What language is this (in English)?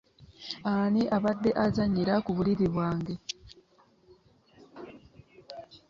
Ganda